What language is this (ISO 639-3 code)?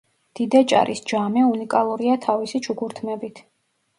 kat